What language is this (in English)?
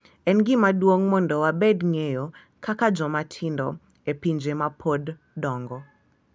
Luo (Kenya and Tanzania)